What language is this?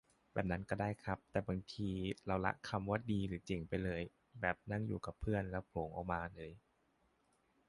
Thai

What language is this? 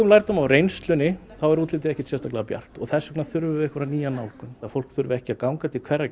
Icelandic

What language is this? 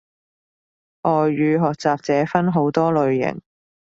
Cantonese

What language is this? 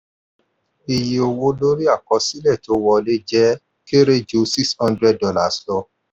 Yoruba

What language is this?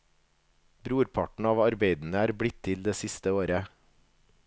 Norwegian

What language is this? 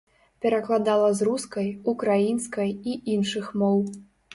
Belarusian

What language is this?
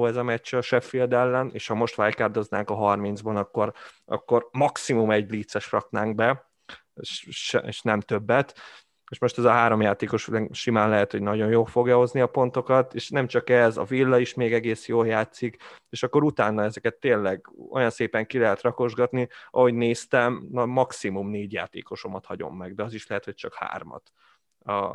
Hungarian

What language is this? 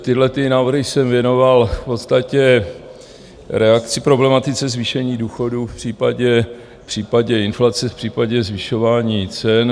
Czech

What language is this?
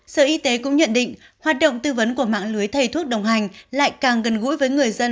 Vietnamese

